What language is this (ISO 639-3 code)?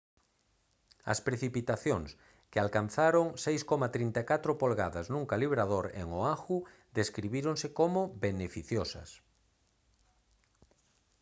glg